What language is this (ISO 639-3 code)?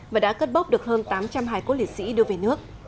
vie